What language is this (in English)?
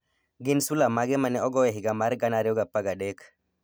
Luo (Kenya and Tanzania)